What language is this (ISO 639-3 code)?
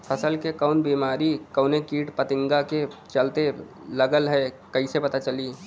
bho